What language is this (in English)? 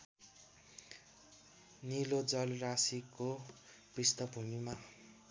Nepali